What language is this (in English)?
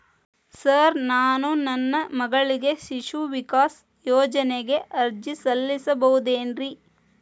Kannada